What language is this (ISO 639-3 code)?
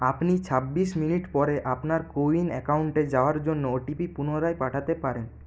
ben